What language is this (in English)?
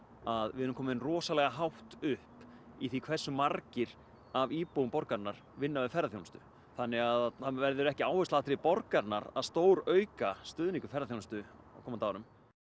Icelandic